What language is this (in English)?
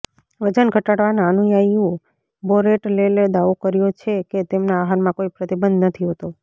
Gujarati